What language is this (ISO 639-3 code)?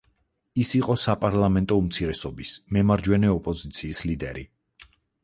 kat